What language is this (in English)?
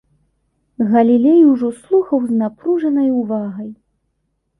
Belarusian